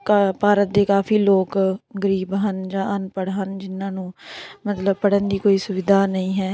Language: Punjabi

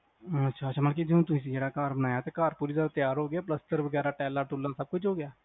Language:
Punjabi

